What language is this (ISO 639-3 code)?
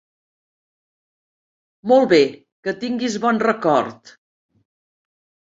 cat